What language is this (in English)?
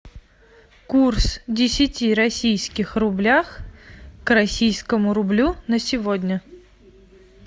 Russian